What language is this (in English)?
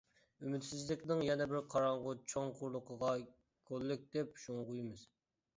Uyghur